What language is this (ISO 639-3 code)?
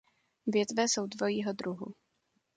ces